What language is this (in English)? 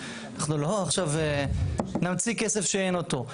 Hebrew